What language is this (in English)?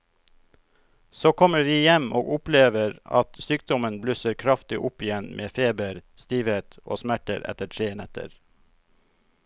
Norwegian